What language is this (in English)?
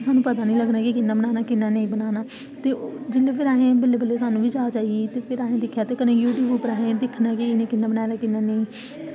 Dogri